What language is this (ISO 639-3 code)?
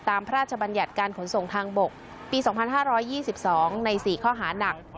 tha